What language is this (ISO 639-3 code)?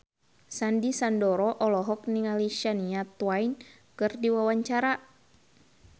sun